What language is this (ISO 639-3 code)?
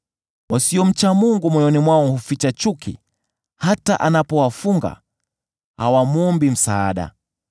swa